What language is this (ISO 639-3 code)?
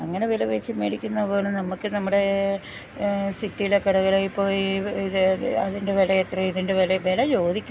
mal